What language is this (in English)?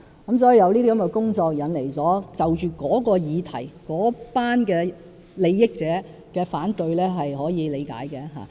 Cantonese